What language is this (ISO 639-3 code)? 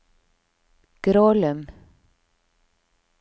nor